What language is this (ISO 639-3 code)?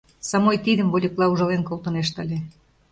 chm